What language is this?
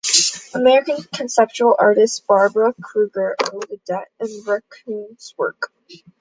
English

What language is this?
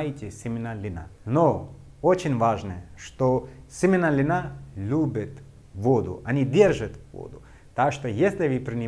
Russian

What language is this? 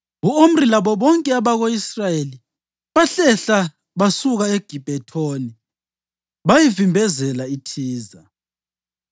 North Ndebele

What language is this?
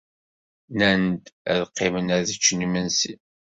Kabyle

